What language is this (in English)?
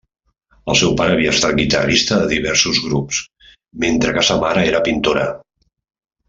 Catalan